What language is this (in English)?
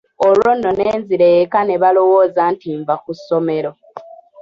Ganda